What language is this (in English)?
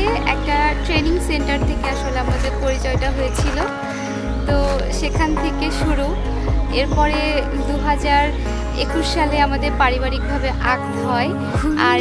Thai